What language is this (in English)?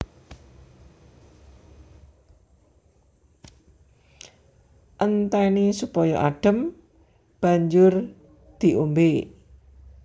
Javanese